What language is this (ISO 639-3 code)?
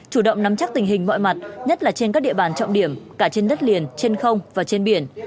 vie